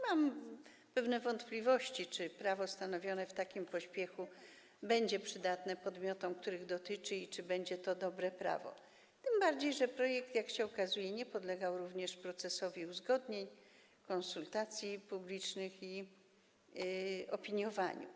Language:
Polish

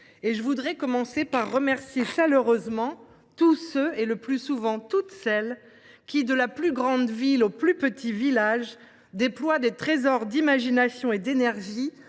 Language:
French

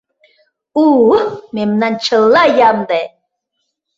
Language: Mari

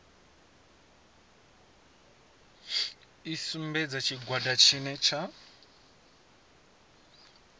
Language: Venda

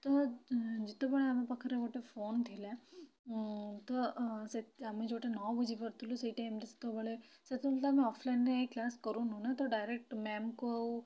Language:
Odia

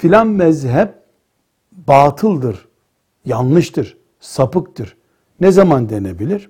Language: Turkish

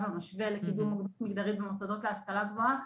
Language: Hebrew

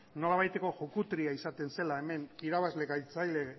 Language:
Basque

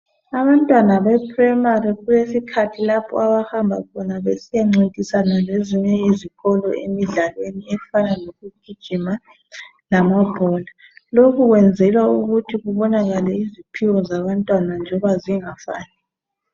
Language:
North Ndebele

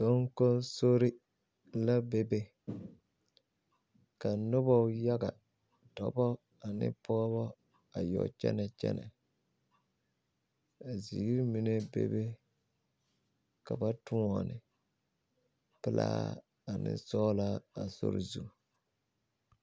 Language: Southern Dagaare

